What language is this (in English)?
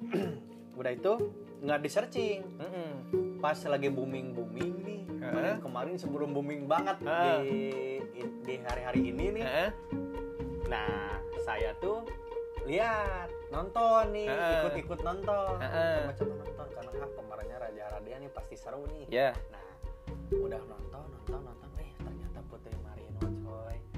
Indonesian